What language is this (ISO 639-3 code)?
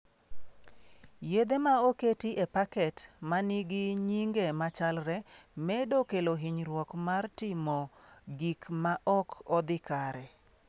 luo